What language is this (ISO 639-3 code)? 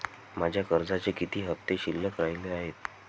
mar